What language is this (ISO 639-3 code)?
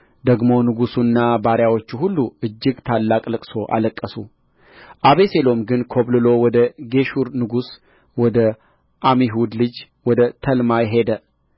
amh